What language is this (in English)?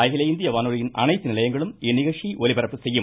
Tamil